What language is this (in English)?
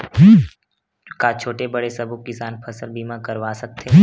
Chhattisgarhi